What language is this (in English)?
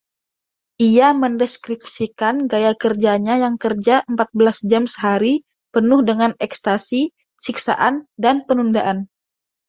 Indonesian